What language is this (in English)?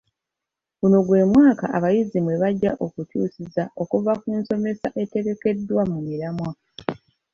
Ganda